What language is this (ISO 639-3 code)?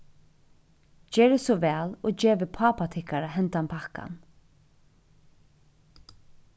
fao